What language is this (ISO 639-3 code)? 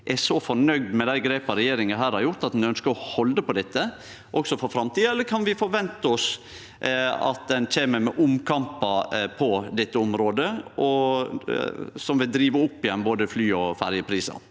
nor